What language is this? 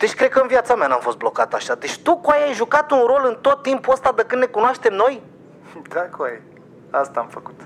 Romanian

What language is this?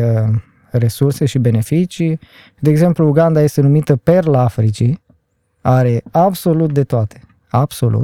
Romanian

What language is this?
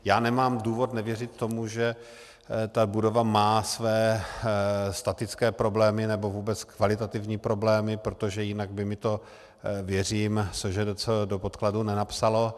Czech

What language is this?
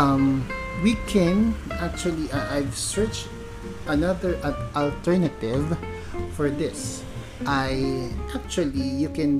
Filipino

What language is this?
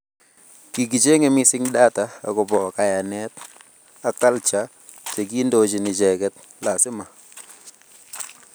Kalenjin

